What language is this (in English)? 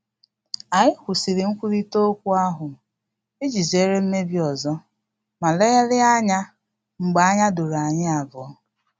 Igbo